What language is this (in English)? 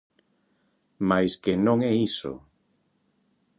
Galician